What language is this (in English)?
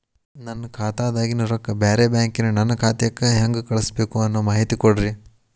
Kannada